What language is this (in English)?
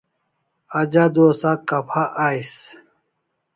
Kalasha